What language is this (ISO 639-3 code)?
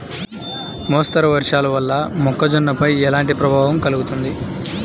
tel